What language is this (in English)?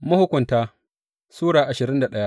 Hausa